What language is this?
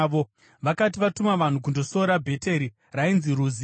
Shona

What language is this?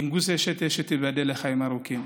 Hebrew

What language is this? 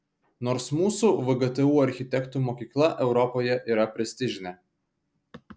Lithuanian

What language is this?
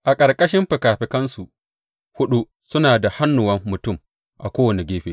Hausa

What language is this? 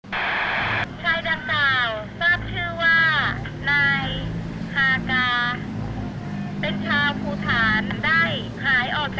Thai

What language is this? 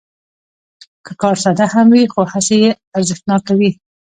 Pashto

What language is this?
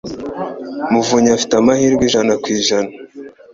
Kinyarwanda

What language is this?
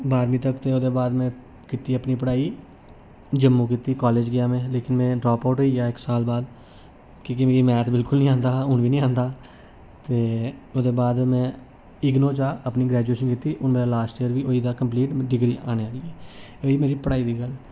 Dogri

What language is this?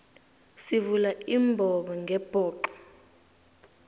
South Ndebele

